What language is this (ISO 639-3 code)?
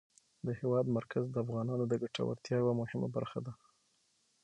pus